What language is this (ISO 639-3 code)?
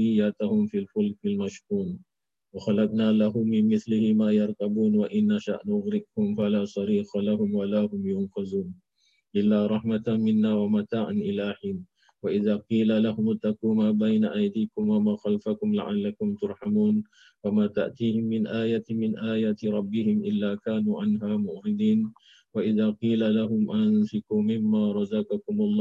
msa